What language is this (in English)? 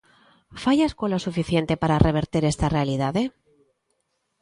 Galician